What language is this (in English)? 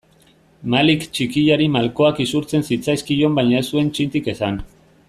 Basque